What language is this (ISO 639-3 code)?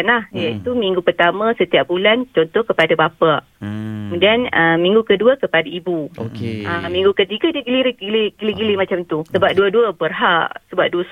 msa